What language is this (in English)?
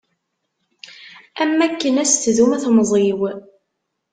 Kabyle